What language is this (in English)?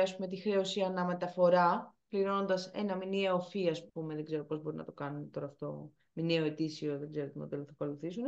Greek